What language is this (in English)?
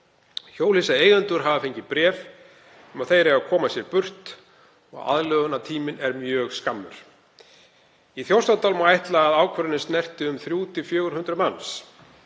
Icelandic